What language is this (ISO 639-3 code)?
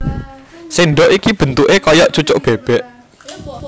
jav